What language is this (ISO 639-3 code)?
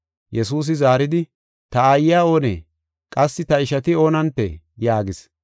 gof